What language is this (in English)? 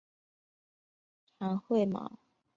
Chinese